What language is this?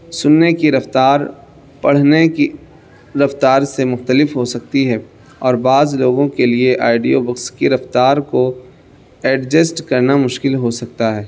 Urdu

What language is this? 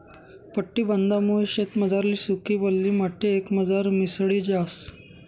Marathi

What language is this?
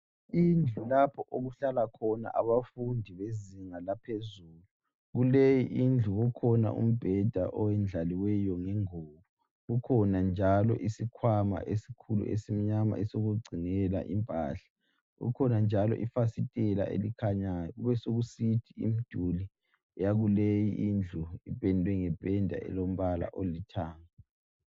North Ndebele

